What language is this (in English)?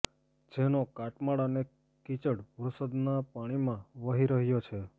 Gujarati